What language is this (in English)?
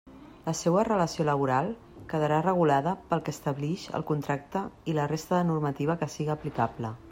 Catalan